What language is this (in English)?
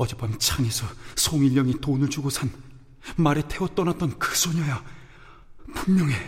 Korean